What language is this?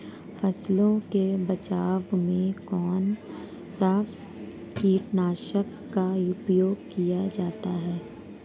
Hindi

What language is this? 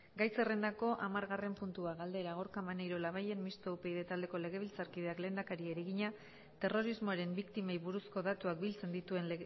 Basque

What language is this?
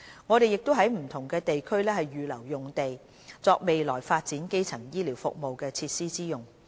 Cantonese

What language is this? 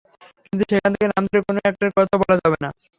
Bangla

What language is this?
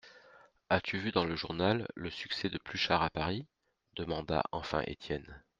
French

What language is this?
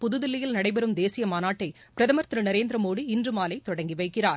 Tamil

